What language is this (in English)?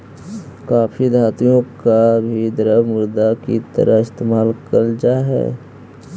Magahi